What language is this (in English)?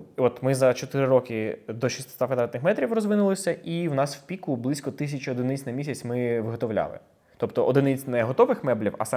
Ukrainian